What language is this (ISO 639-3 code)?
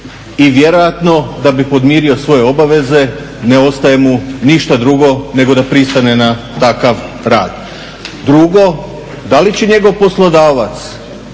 hrv